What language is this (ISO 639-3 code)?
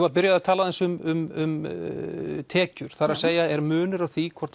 isl